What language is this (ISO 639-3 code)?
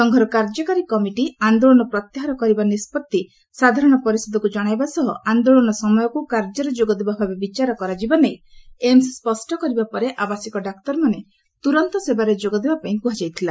ori